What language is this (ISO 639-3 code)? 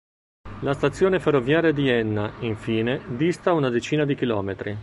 ita